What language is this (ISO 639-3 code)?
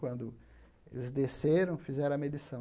por